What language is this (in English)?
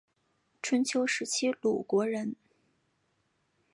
Chinese